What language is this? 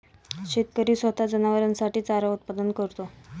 Marathi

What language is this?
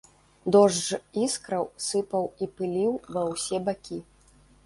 Belarusian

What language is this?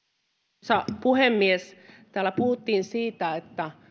Finnish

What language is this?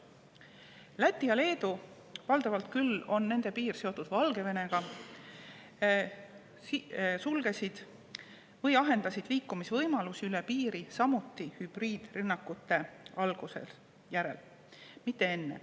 Estonian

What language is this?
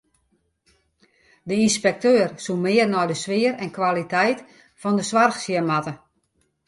Western Frisian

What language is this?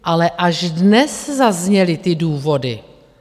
Czech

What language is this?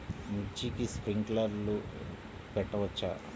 Telugu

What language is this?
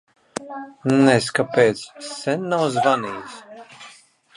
Latvian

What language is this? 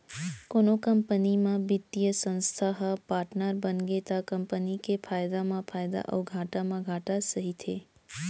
Chhattisgarhi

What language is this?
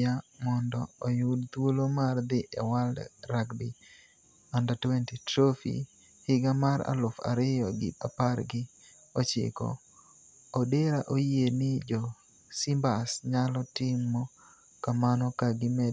Luo (Kenya and Tanzania)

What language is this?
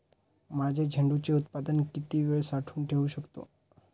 Marathi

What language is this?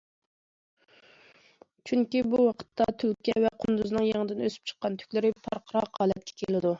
Uyghur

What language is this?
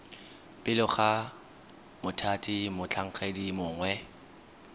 Tswana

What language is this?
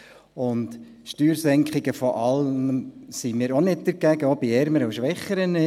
Swiss German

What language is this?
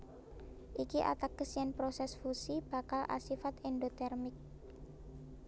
Javanese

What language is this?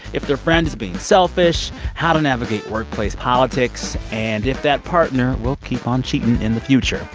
English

